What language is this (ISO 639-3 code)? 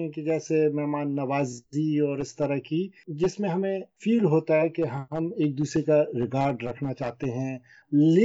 urd